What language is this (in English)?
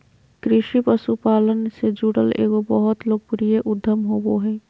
Magahi